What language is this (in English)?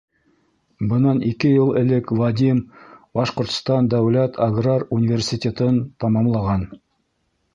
Bashkir